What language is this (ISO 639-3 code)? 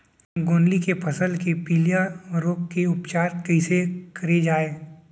hne